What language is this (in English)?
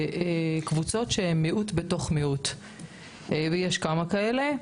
Hebrew